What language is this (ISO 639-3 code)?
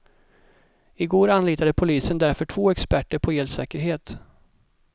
swe